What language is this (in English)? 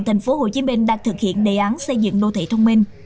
Vietnamese